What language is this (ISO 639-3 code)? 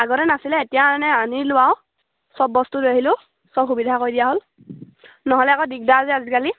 asm